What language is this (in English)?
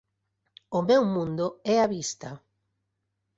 Galician